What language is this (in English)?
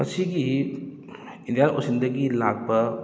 Manipuri